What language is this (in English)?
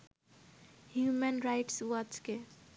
Bangla